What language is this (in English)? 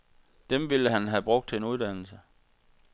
Danish